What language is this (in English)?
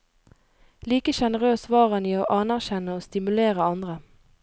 Norwegian